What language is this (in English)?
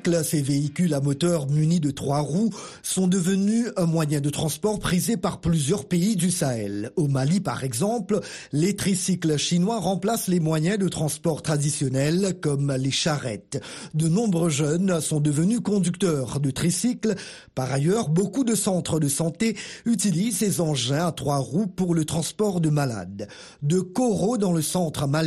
French